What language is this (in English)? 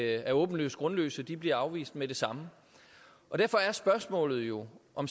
Danish